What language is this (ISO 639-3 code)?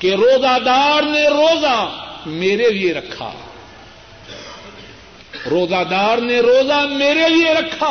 urd